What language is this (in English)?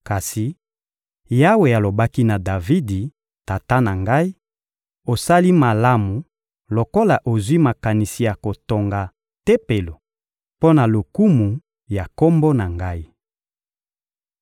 Lingala